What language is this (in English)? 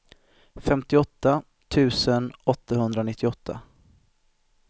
Swedish